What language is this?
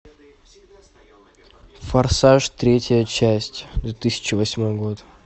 Russian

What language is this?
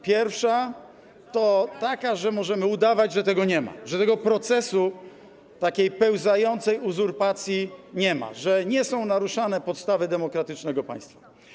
Polish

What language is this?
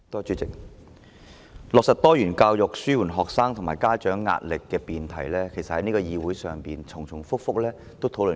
Cantonese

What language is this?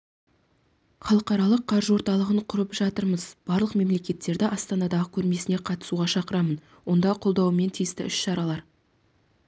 Kazakh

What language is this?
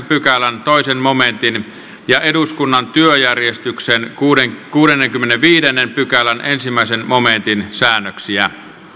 Finnish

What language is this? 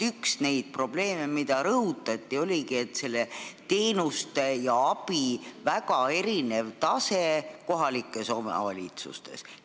Estonian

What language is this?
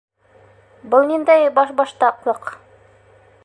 Bashkir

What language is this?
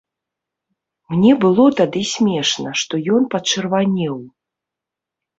Belarusian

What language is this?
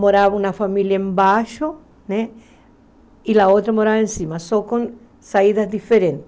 Portuguese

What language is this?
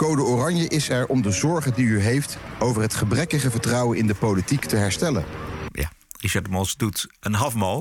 Dutch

